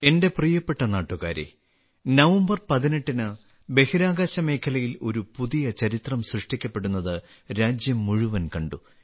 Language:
Malayalam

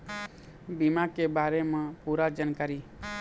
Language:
Chhattisgarhi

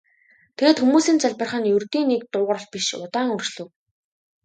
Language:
Mongolian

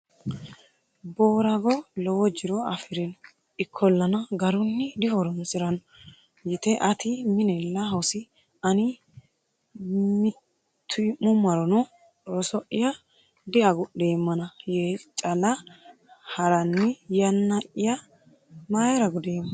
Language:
Sidamo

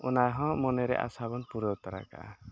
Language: Santali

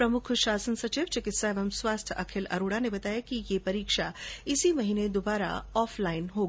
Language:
Hindi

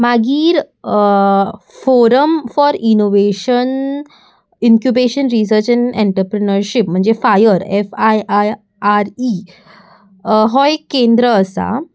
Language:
Konkani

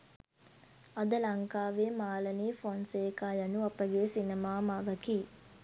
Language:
Sinhala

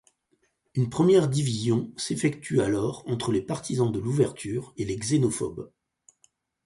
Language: French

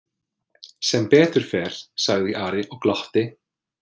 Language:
Icelandic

